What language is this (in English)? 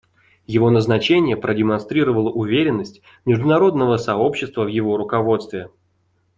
Russian